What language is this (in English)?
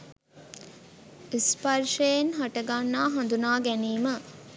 Sinhala